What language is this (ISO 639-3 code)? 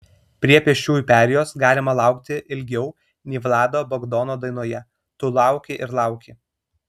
lit